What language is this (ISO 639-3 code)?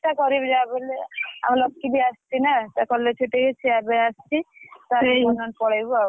ori